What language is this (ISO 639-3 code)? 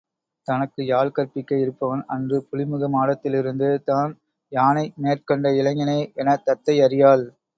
tam